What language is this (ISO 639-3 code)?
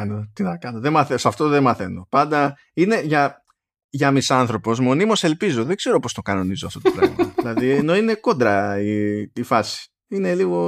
ell